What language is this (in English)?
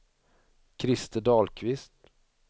Swedish